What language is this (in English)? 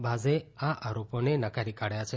Gujarati